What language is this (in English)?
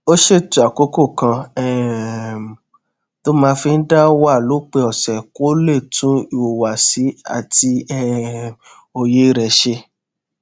Yoruba